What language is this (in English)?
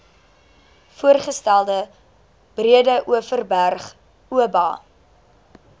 Afrikaans